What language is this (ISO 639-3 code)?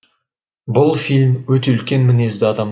kaz